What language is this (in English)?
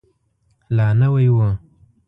Pashto